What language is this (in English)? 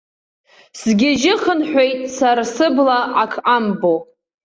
Abkhazian